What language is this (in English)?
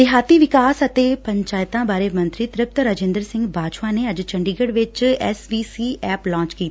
Punjabi